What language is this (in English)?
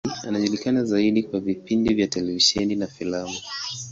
Swahili